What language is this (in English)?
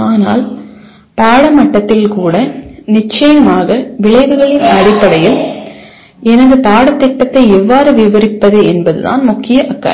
Tamil